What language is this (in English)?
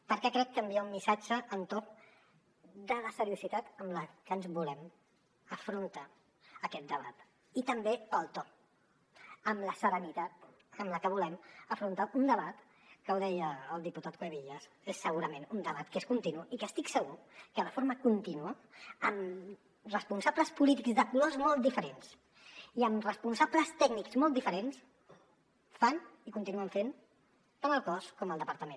Catalan